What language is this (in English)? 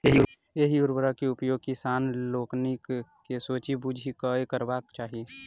Maithili